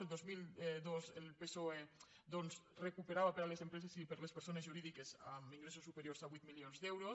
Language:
Catalan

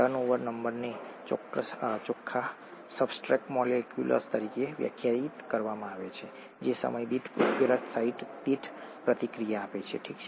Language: Gujarati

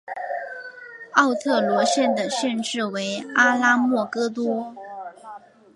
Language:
Chinese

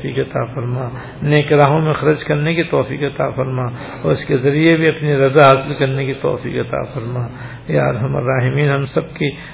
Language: Urdu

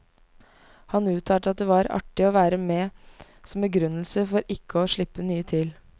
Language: Norwegian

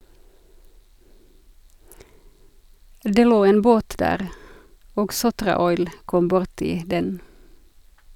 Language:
Norwegian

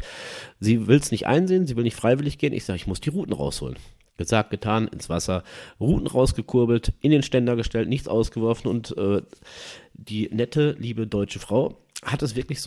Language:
German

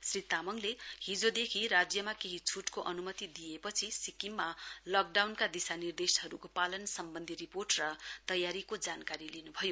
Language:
Nepali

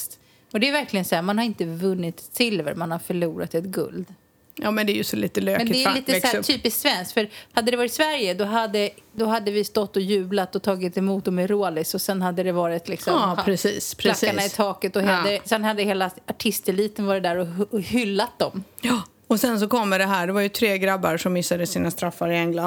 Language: Swedish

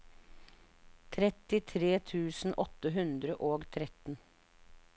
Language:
Norwegian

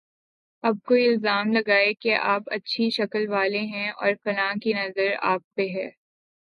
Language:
Urdu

